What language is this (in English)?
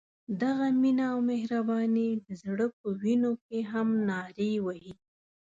Pashto